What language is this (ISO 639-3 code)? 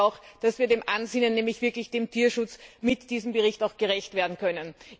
deu